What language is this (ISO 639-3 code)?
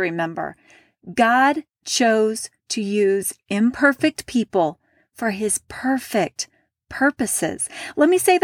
eng